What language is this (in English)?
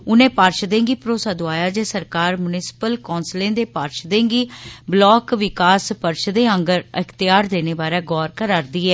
Dogri